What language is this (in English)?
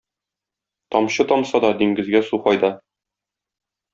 Tatar